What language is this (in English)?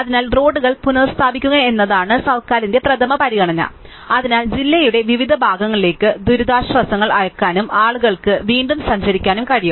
Malayalam